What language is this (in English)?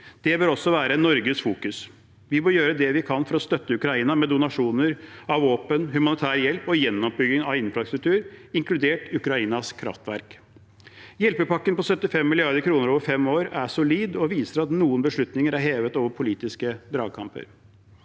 Norwegian